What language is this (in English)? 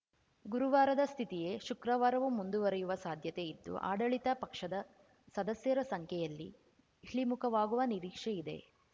Kannada